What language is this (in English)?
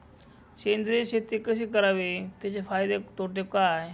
Marathi